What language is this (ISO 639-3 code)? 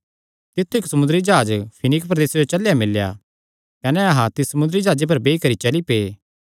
xnr